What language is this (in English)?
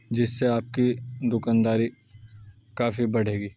Urdu